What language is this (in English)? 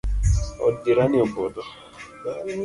Luo (Kenya and Tanzania)